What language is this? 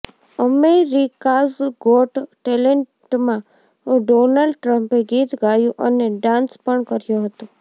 Gujarati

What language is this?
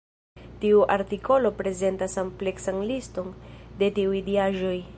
Esperanto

